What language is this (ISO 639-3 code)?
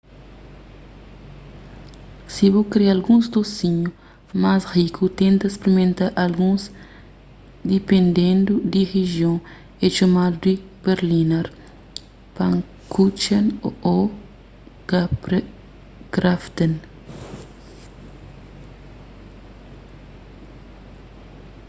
kea